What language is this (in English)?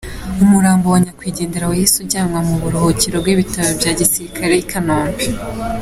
Kinyarwanda